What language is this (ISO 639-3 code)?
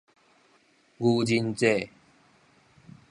nan